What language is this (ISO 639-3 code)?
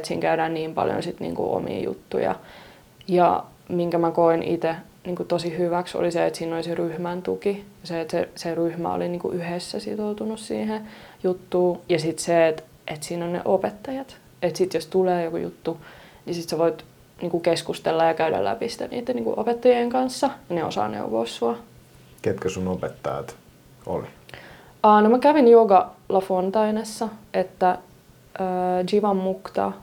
fin